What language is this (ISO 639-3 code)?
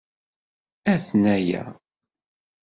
kab